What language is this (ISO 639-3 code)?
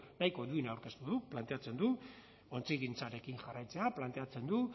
eus